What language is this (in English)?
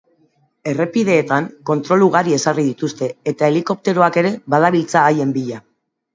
Basque